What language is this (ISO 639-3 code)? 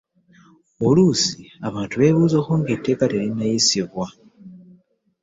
lug